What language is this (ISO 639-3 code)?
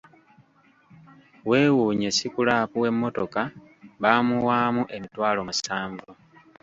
lug